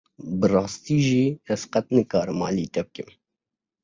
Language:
Kurdish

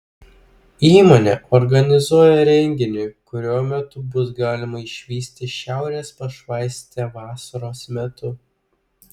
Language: Lithuanian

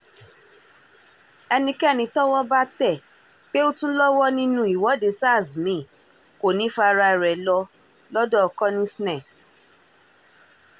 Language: Yoruba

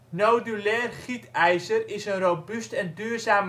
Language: Dutch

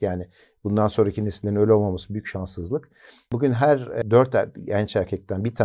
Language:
Turkish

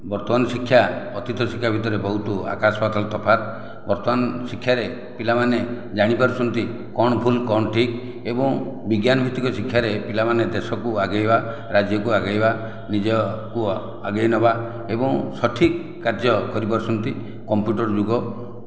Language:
Odia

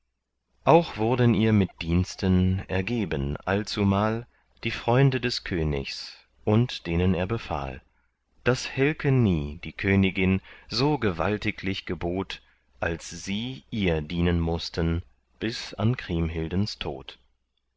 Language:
German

